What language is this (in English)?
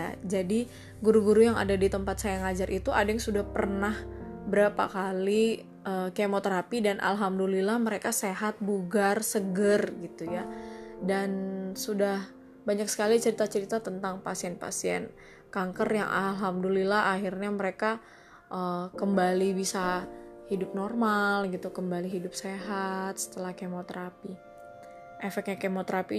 Indonesian